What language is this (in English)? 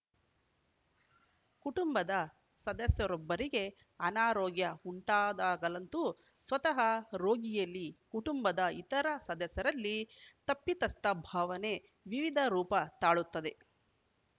Kannada